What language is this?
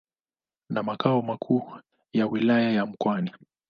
Swahili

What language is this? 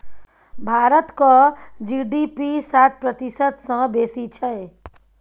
Maithili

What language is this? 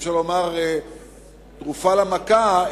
Hebrew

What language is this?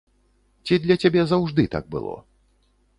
Belarusian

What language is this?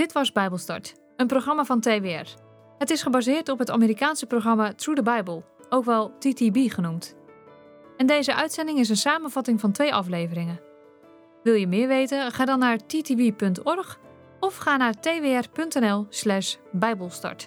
Dutch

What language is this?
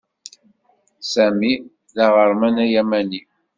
Kabyle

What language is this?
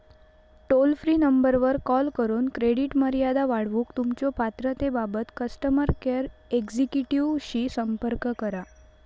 Marathi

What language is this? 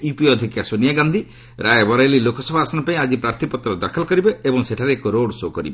Odia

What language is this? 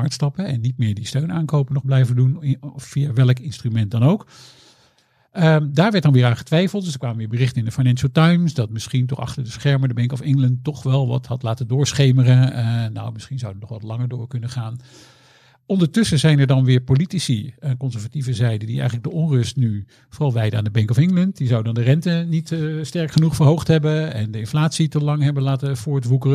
Dutch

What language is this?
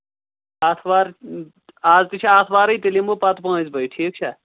Kashmiri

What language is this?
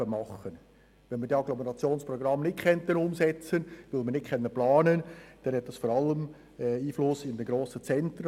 Swiss German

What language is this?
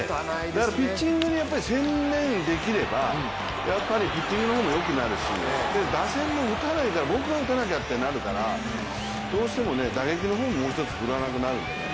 Japanese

